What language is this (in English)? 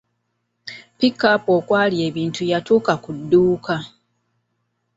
Ganda